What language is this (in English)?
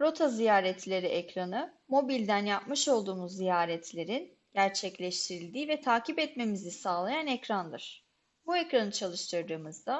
Turkish